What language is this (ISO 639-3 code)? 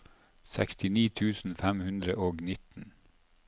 nor